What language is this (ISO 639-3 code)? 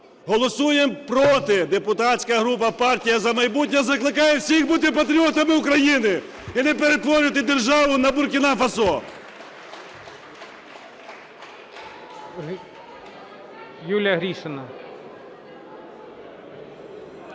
ukr